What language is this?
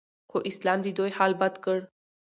Pashto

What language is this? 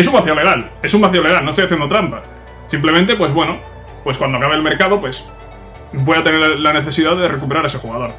Spanish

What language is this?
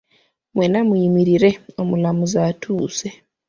Ganda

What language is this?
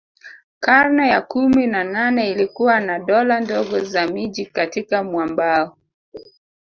Swahili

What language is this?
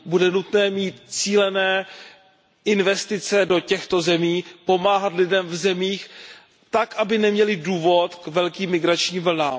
Czech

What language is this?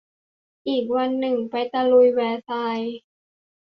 Thai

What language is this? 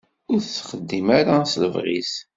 Kabyle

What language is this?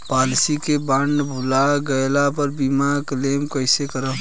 Bhojpuri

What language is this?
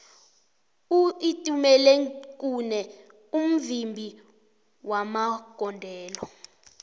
South Ndebele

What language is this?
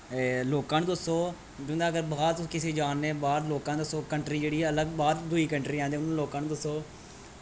Dogri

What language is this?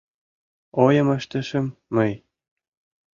Mari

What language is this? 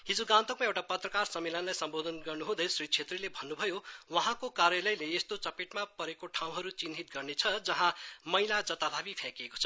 Nepali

